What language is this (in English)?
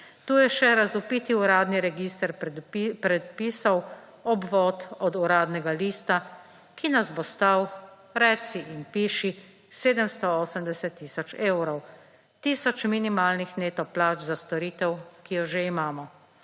Slovenian